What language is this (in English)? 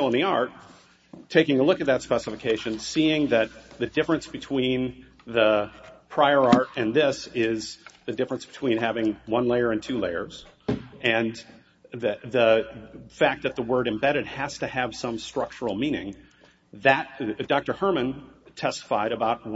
English